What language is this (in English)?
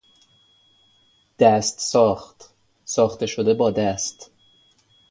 Persian